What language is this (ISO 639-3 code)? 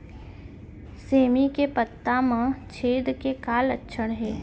hne